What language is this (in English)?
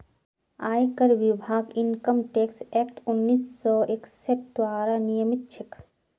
Magahi